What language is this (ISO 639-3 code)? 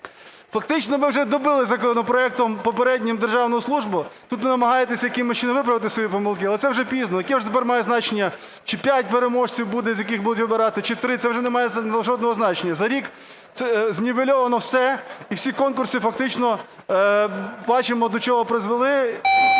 ukr